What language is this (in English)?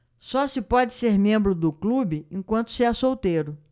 Portuguese